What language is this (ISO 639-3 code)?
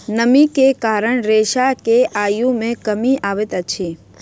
mai